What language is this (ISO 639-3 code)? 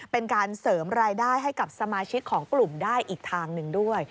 tha